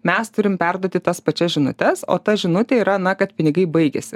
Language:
Lithuanian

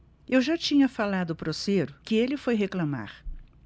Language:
Portuguese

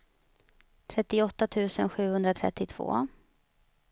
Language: Swedish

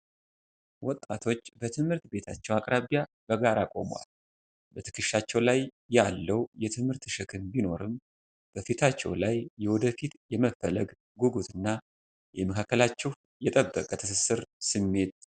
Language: Amharic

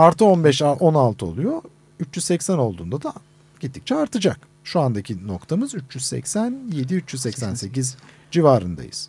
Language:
Turkish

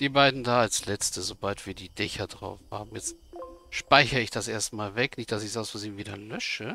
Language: German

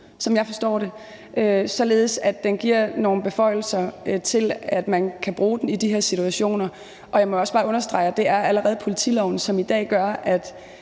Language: Danish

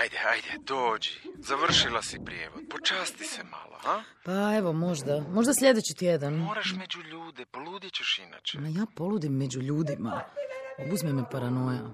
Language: Croatian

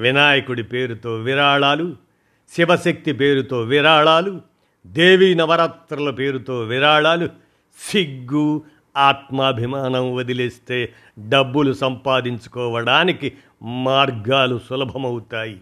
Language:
Telugu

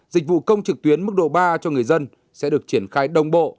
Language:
Vietnamese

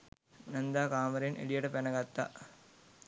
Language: Sinhala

